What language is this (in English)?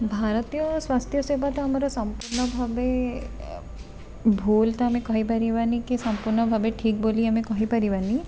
Odia